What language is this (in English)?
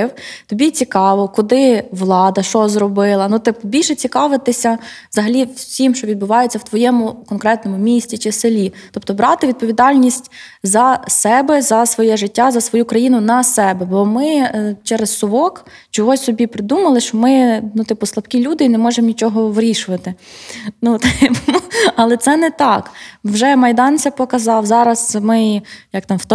Ukrainian